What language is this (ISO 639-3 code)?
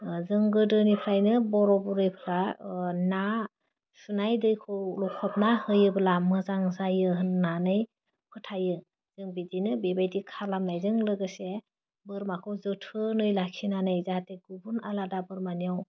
brx